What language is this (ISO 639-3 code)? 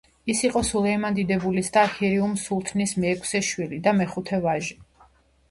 kat